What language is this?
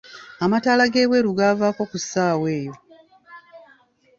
Ganda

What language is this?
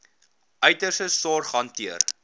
Afrikaans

